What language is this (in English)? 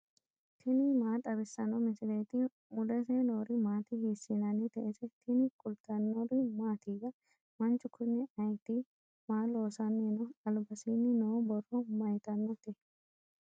Sidamo